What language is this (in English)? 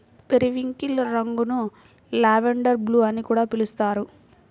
Telugu